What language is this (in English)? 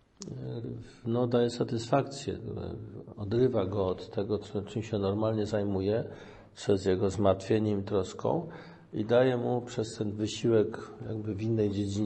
Polish